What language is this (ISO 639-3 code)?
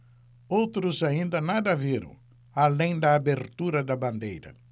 por